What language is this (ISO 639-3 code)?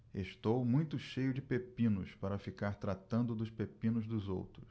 por